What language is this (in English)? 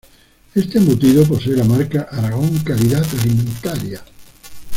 Spanish